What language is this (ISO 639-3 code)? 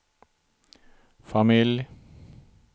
swe